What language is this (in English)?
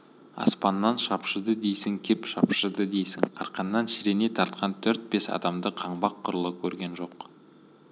Kazakh